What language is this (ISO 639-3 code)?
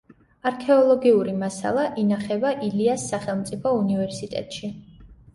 kat